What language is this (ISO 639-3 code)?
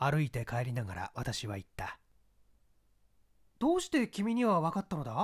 jpn